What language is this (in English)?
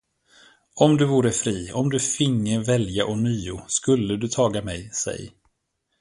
Swedish